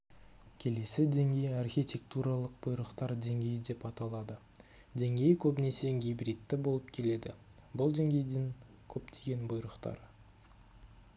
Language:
Kazakh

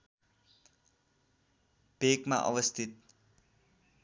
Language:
Nepali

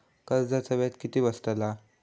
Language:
Marathi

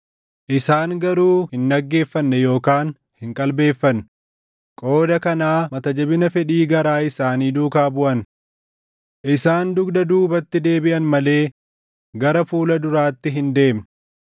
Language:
Oromo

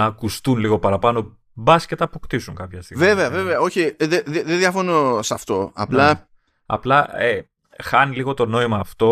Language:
Greek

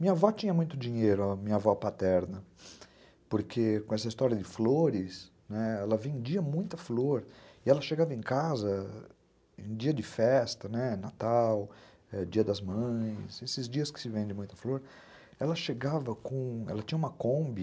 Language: Portuguese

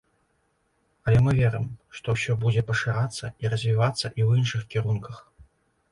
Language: Belarusian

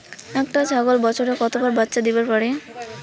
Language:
Bangla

